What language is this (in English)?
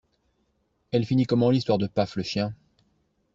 French